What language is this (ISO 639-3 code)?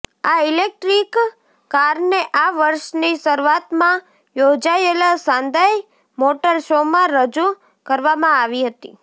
guj